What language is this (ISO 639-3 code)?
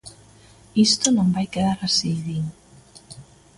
glg